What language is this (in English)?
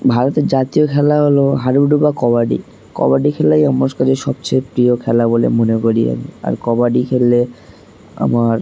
Bangla